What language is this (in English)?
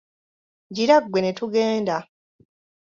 Ganda